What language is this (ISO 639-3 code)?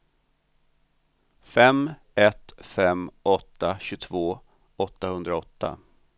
swe